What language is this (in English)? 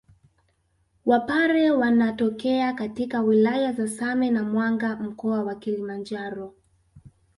Swahili